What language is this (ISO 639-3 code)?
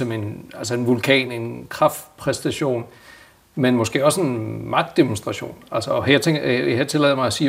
dan